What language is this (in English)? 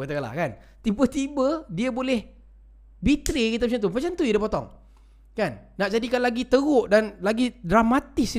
Malay